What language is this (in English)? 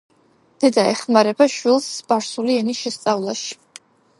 Georgian